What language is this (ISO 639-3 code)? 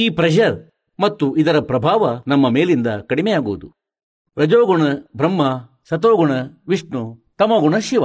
kan